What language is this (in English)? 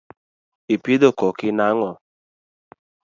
Luo (Kenya and Tanzania)